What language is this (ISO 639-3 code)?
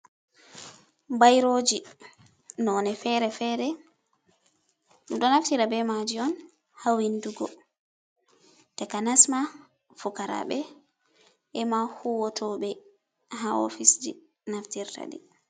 ful